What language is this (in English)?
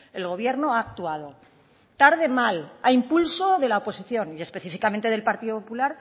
Spanish